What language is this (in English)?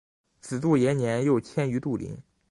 Chinese